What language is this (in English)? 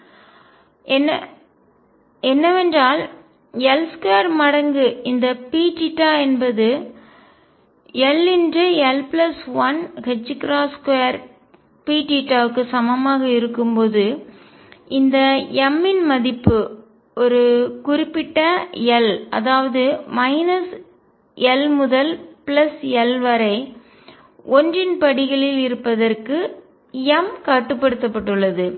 Tamil